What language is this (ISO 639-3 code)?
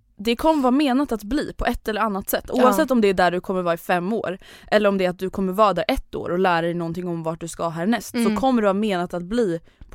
swe